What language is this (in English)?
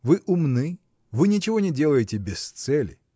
Russian